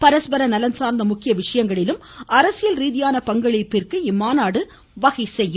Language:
Tamil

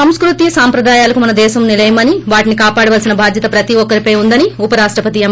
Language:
Telugu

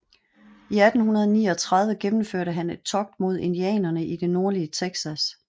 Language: Danish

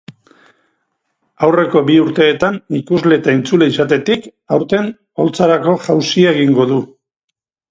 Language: Basque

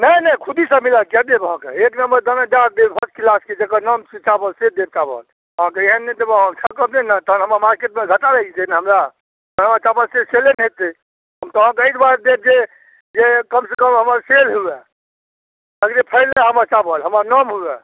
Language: Maithili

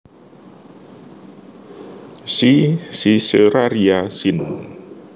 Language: Javanese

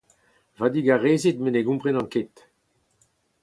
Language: Breton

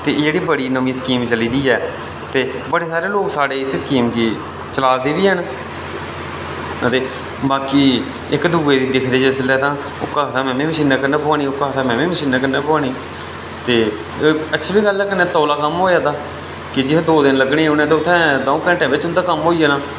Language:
Dogri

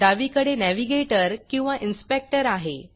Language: Marathi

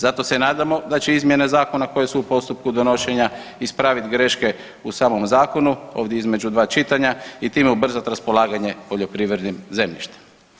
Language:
Croatian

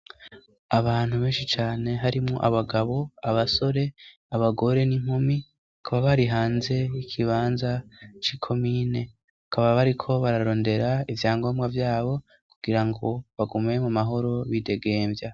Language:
Rundi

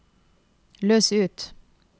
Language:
Norwegian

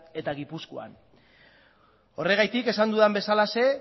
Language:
Basque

